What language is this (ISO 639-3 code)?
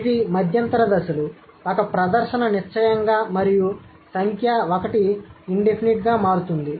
tel